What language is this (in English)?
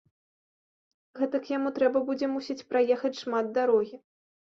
Belarusian